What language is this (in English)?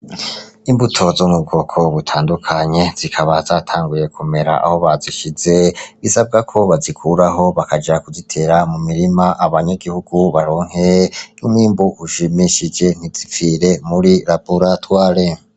Rundi